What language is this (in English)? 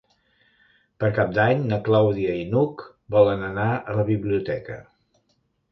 Catalan